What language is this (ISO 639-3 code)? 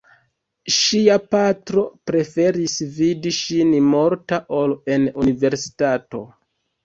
epo